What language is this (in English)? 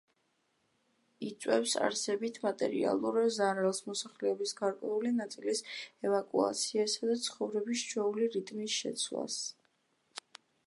Georgian